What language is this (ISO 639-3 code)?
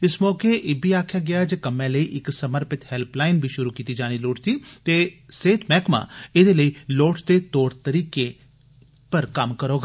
doi